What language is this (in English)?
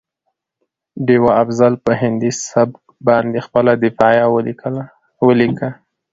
Pashto